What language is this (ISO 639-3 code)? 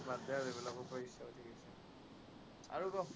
asm